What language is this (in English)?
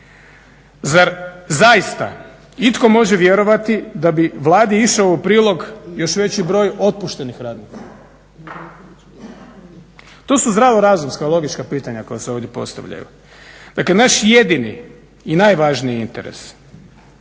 Croatian